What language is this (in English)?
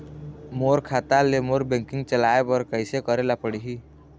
Chhattisgarhi